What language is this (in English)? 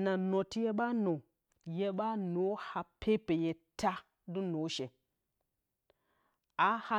Bacama